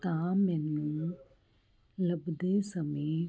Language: Punjabi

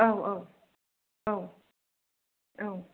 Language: Bodo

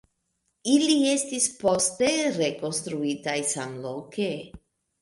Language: Esperanto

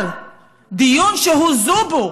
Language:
Hebrew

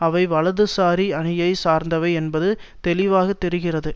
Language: Tamil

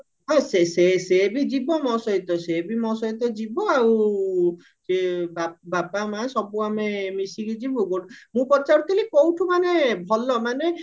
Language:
Odia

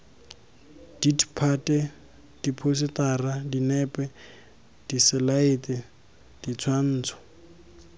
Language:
Tswana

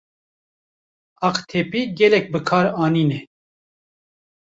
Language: Kurdish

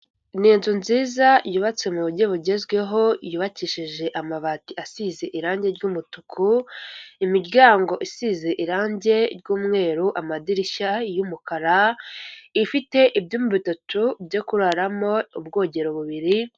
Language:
Kinyarwanda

